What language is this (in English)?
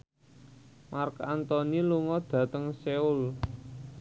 Javanese